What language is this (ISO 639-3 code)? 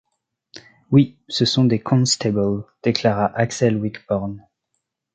fra